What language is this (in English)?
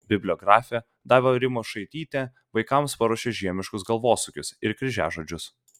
Lithuanian